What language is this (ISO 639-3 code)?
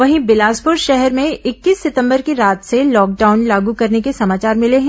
hin